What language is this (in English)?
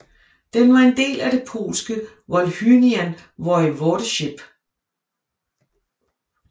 Danish